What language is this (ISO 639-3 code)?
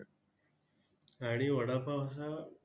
mar